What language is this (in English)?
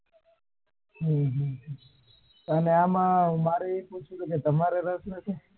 Gujarati